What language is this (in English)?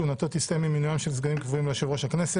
Hebrew